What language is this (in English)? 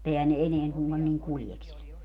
Finnish